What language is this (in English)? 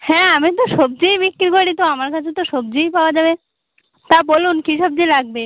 Bangla